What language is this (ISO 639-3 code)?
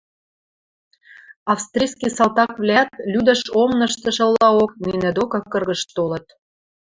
mrj